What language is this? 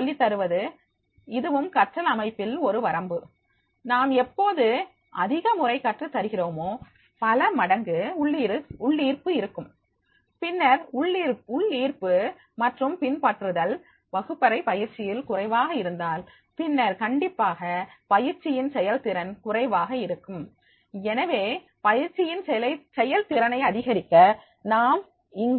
Tamil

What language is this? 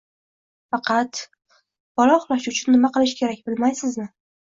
Uzbek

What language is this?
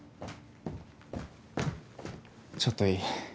Japanese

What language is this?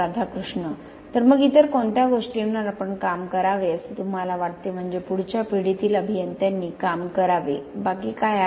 Marathi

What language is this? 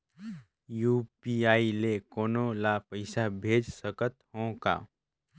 Chhattisgarhi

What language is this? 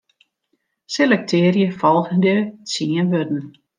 Western Frisian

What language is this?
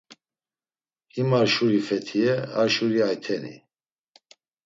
Laz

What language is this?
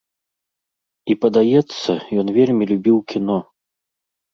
Belarusian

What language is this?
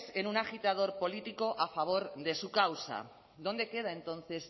Spanish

